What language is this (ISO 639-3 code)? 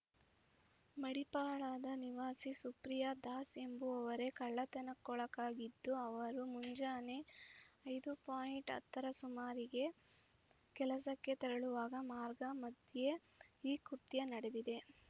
kan